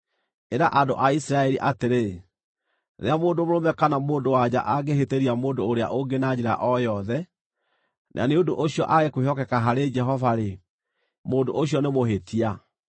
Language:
Kikuyu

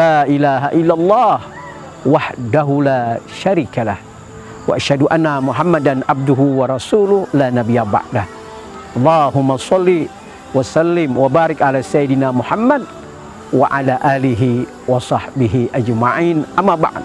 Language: Indonesian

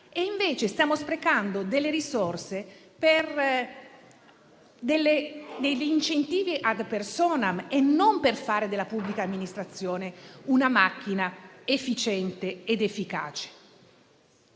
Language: Italian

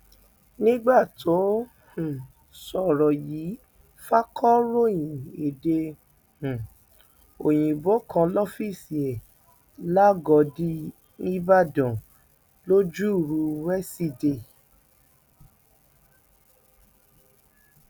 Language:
Yoruba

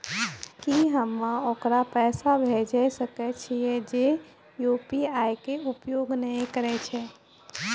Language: Maithili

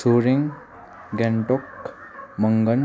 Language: Nepali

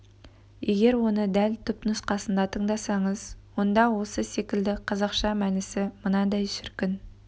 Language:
Kazakh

